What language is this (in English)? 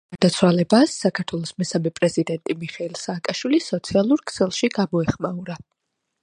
Georgian